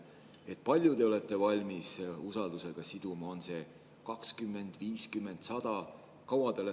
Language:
Estonian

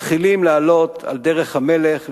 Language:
Hebrew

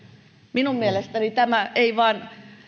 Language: Finnish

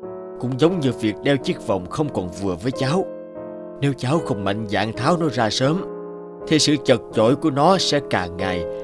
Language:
Vietnamese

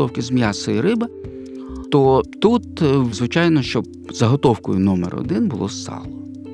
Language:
Ukrainian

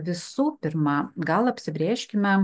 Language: Lithuanian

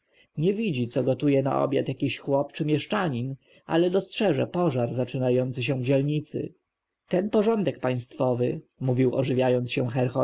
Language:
Polish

